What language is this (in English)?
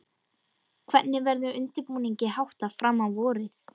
Icelandic